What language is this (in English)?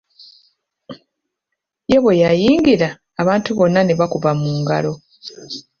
Ganda